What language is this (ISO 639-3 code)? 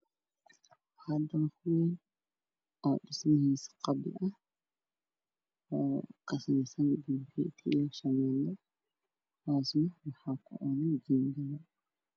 som